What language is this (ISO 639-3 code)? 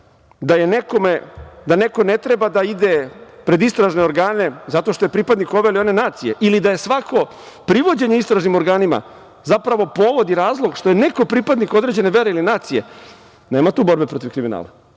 srp